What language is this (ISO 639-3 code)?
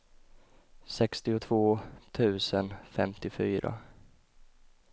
swe